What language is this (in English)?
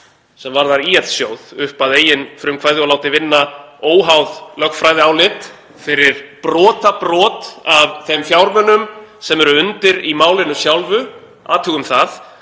Icelandic